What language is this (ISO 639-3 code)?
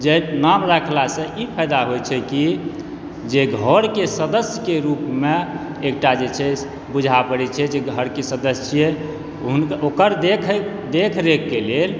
mai